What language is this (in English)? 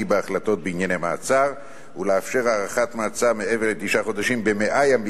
Hebrew